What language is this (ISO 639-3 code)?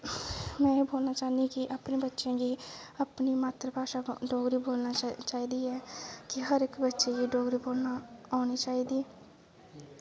doi